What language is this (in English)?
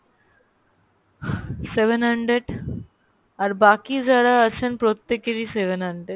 Bangla